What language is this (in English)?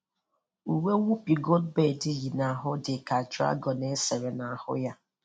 Igbo